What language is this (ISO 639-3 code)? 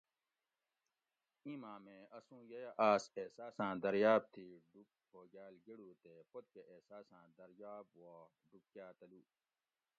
gwc